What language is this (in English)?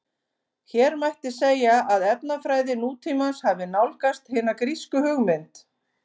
Icelandic